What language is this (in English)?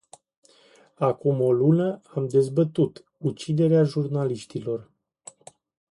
Romanian